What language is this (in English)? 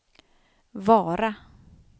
Swedish